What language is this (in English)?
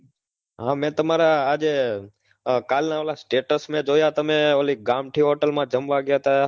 Gujarati